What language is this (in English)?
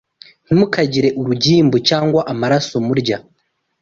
Kinyarwanda